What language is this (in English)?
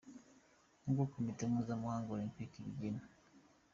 Kinyarwanda